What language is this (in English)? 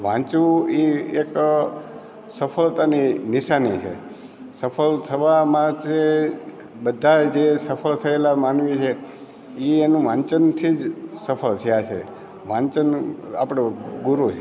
Gujarati